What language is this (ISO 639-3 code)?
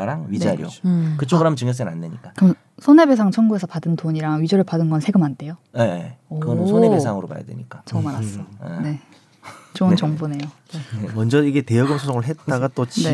kor